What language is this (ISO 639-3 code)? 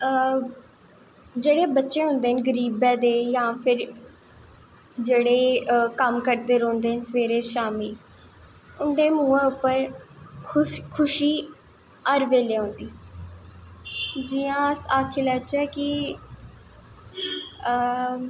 doi